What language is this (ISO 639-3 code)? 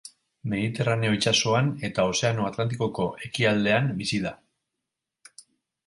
eus